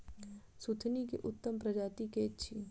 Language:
Maithili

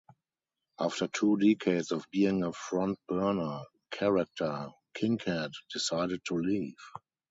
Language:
English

